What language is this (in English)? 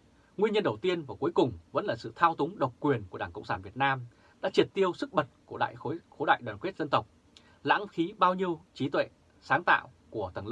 Vietnamese